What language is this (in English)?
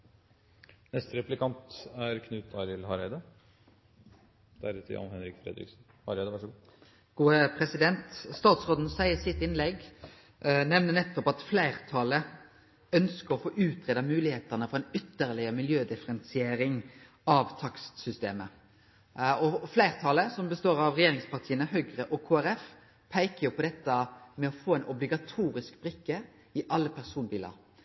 Norwegian Nynorsk